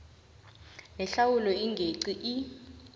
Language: South Ndebele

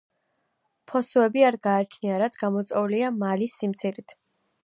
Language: Georgian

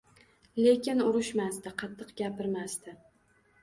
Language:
Uzbek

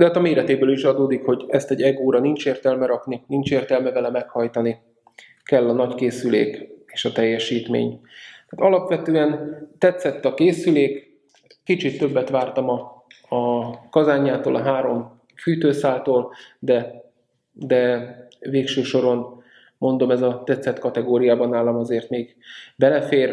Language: Hungarian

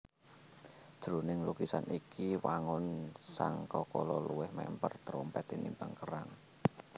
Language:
Javanese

